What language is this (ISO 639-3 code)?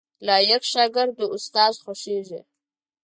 pus